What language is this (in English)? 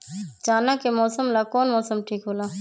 Magahi